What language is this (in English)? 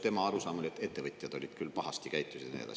Estonian